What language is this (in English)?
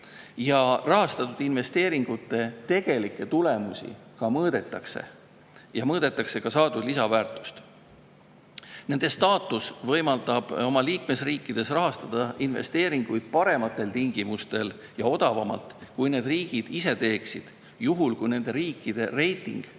Estonian